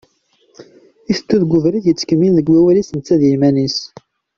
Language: Kabyle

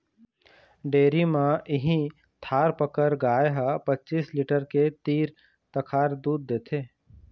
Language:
Chhattisgarhi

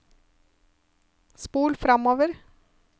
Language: Norwegian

